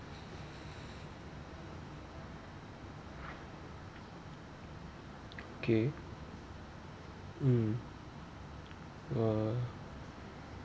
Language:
English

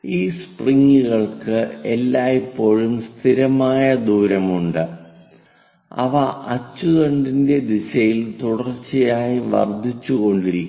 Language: Malayalam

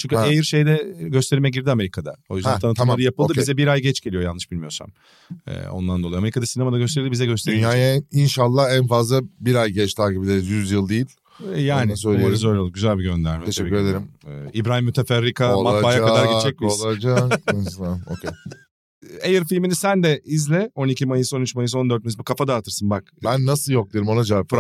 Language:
Turkish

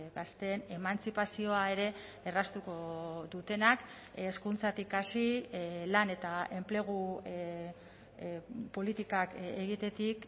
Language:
Basque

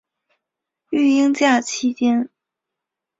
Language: Chinese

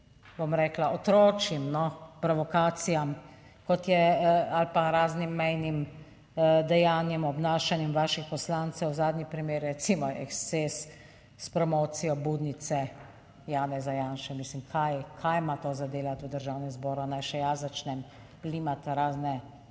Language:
Slovenian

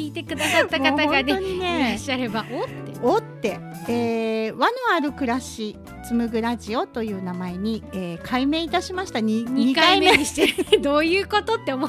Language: Japanese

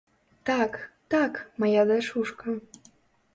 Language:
Belarusian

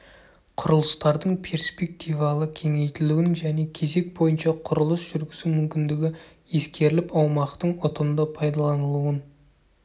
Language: Kazakh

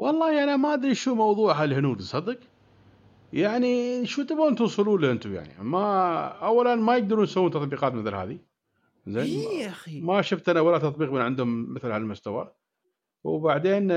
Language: Arabic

